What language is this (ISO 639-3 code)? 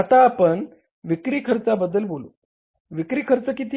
mar